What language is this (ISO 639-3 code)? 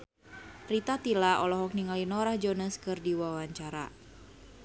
sun